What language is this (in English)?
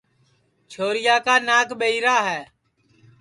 Sansi